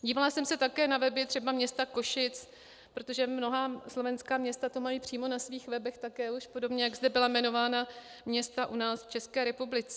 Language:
Czech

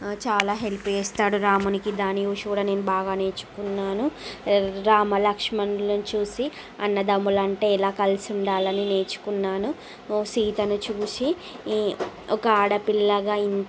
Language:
Telugu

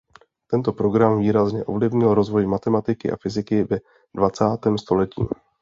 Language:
Czech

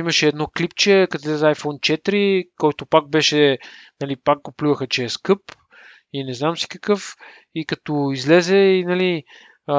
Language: Bulgarian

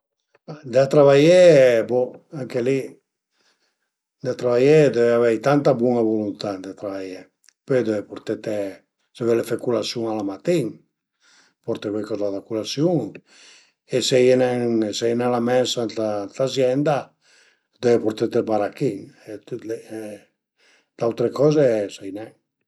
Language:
Piedmontese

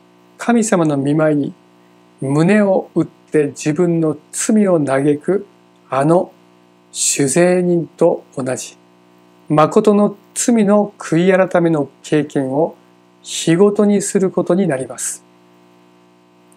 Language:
Japanese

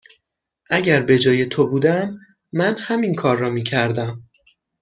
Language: Persian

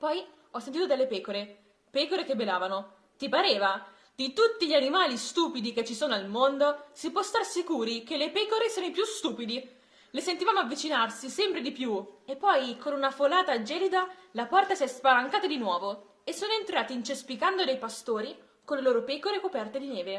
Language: Italian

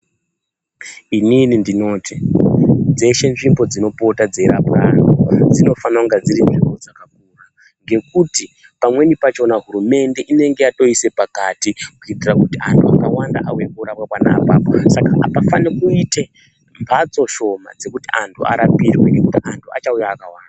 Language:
Ndau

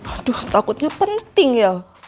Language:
Indonesian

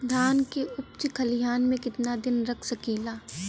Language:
Bhojpuri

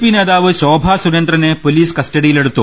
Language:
Malayalam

